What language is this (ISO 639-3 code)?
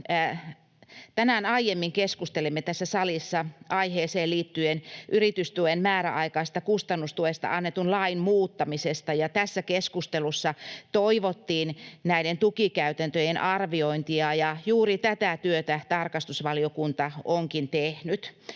fin